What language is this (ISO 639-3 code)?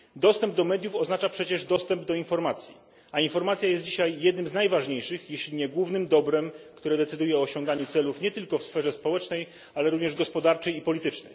pol